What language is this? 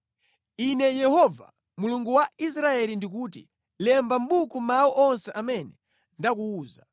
Nyanja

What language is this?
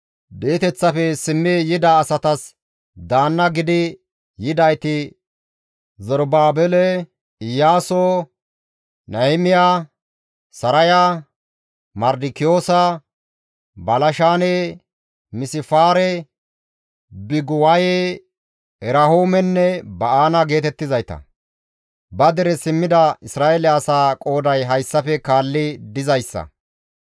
Gamo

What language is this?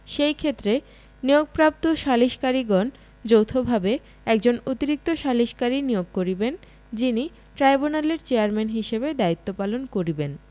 Bangla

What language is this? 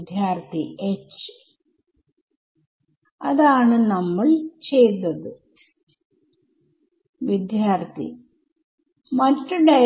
Malayalam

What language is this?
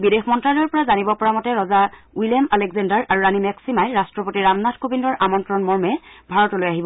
Assamese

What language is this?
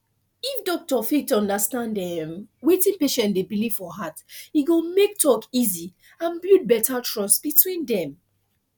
Nigerian Pidgin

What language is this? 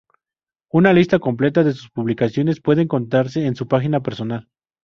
Spanish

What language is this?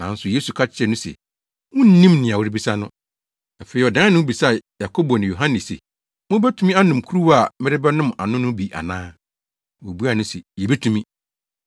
Akan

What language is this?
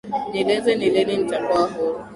Swahili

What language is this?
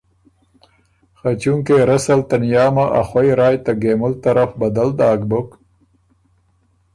Ormuri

